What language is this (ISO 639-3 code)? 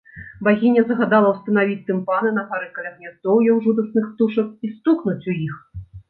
bel